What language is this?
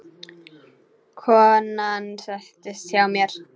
Icelandic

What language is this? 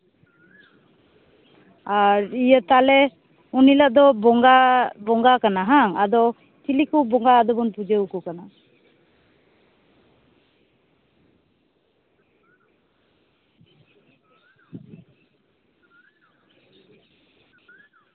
Santali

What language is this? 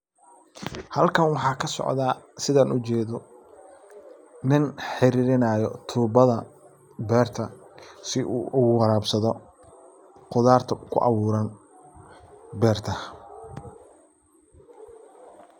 Somali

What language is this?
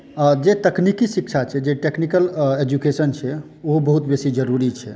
Maithili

